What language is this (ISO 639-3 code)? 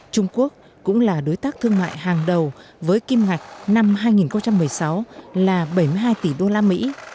vie